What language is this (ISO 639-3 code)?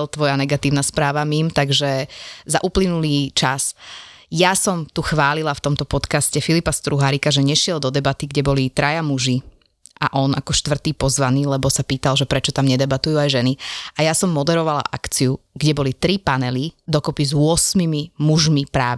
slk